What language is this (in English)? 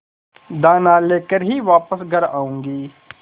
Hindi